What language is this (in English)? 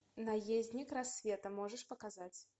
Russian